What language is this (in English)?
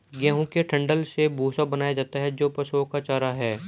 Hindi